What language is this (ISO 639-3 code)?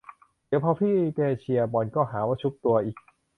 tha